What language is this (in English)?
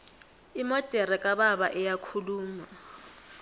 South Ndebele